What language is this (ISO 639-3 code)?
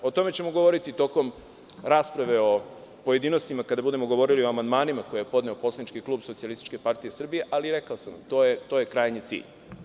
srp